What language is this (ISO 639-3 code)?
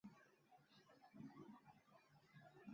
zho